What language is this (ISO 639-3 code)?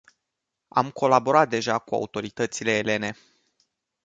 ron